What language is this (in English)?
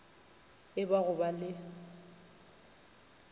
Northern Sotho